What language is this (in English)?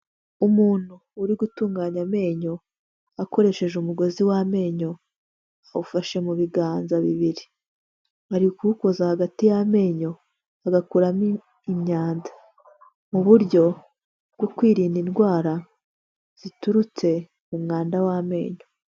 Kinyarwanda